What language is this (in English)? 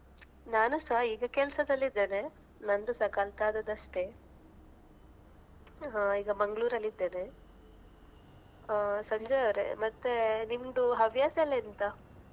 Kannada